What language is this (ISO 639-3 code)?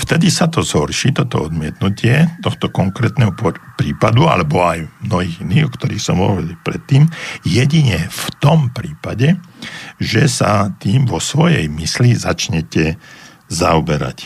slk